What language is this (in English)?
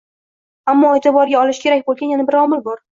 Uzbek